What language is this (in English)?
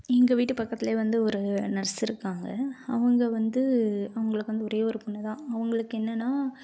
Tamil